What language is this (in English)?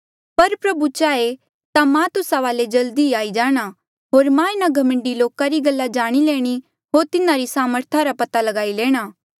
Mandeali